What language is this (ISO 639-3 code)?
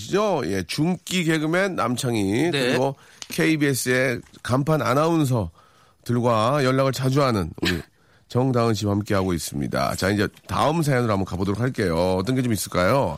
kor